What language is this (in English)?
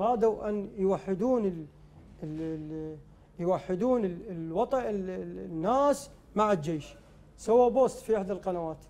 Arabic